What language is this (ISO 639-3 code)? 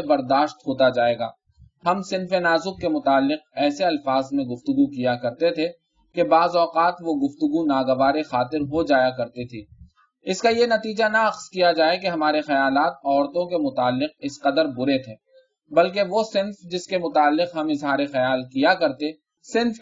urd